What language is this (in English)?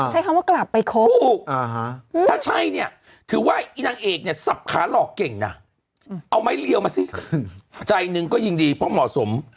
Thai